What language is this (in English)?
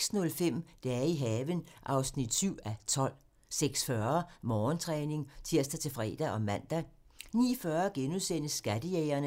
Danish